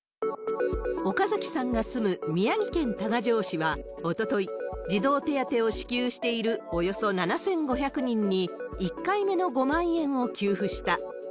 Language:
Japanese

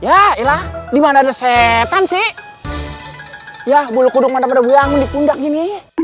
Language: Indonesian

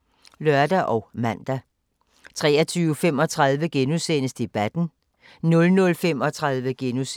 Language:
Danish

